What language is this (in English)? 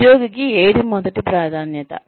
Telugu